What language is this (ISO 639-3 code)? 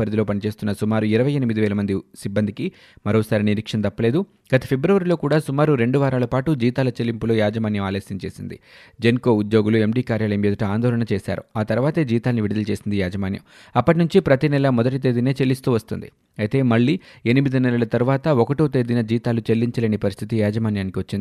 tel